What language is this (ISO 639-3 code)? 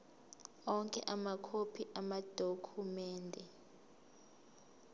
zul